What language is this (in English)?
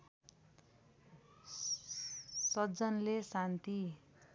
Nepali